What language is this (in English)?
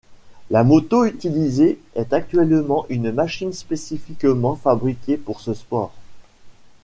French